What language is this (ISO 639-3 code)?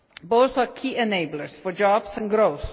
eng